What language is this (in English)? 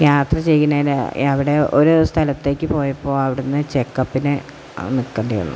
Malayalam